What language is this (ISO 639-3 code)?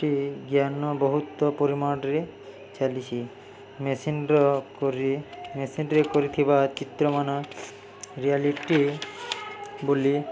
ori